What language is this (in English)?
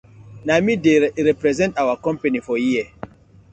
Nigerian Pidgin